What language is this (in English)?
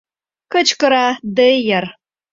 Mari